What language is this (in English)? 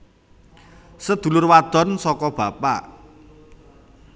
Javanese